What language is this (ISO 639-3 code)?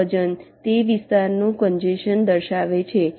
guj